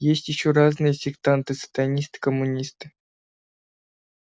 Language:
Russian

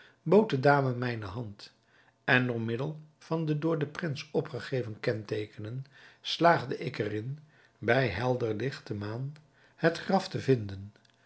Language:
Dutch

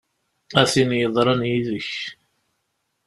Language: Kabyle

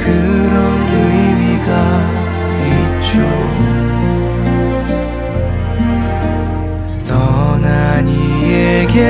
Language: Korean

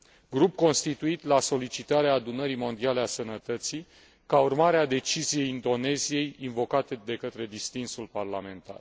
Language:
Romanian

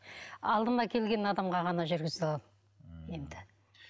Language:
Kazakh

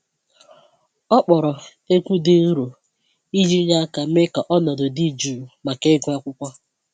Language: Igbo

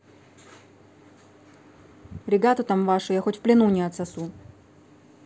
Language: Russian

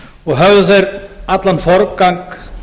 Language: Icelandic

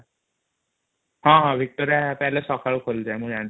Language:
Odia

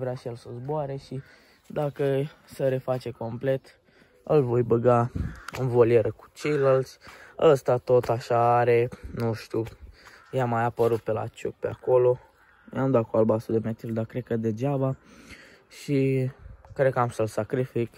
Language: Romanian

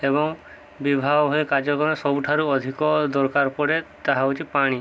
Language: Odia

